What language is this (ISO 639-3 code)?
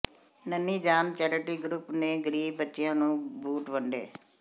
pan